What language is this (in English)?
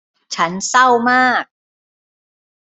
Thai